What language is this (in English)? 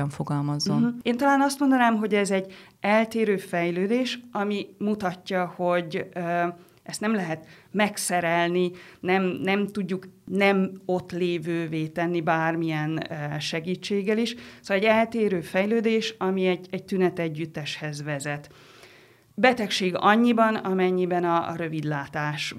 Hungarian